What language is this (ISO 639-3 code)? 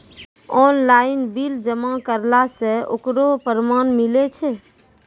mai